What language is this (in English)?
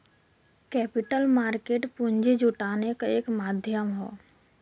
Bhojpuri